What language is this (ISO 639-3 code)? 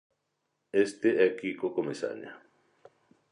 glg